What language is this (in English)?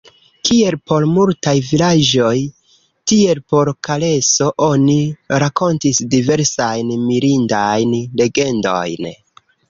Esperanto